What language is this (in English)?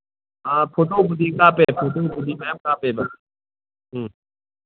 Manipuri